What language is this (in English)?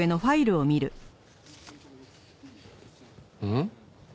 Japanese